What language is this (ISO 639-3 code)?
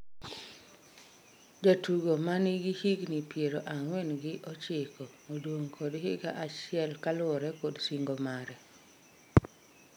luo